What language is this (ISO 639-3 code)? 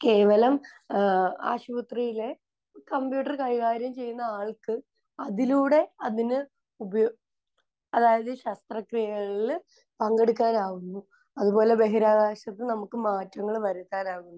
mal